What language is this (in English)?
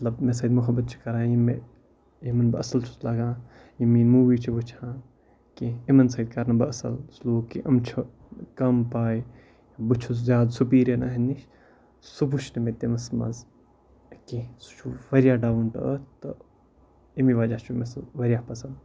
Kashmiri